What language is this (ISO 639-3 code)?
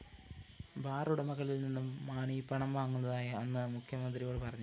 mal